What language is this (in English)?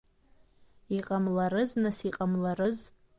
Abkhazian